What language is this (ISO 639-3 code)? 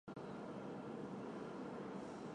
zho